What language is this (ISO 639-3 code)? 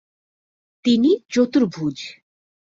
ben